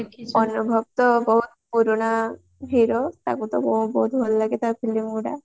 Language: Odia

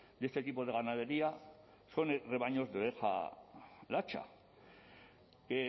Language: Spanish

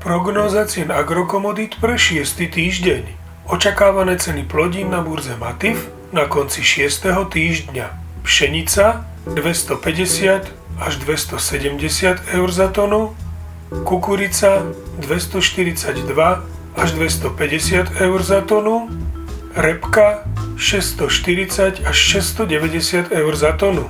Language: Slovak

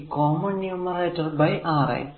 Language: Malayalam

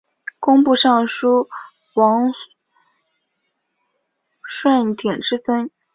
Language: Chinese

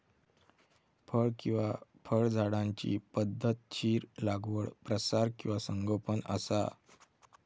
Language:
Marathi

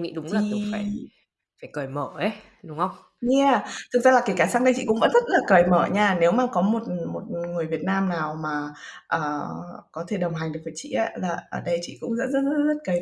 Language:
Vietnamese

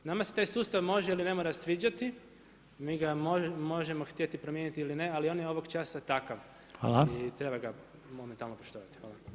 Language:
Croatian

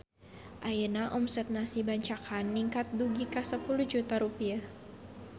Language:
Sundanese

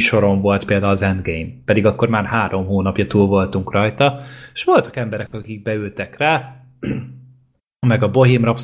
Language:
Hungarian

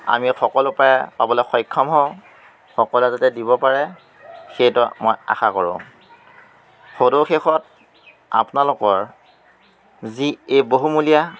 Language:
Assamese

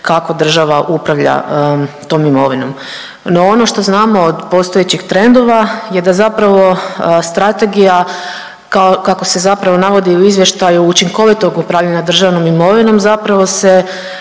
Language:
Croatian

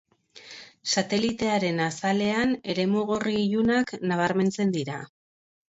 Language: Basque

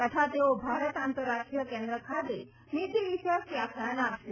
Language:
Gujarati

